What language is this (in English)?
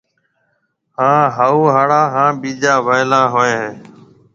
Marwari (Pakistan)